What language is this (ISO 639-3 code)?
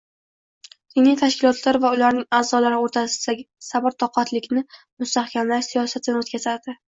uzb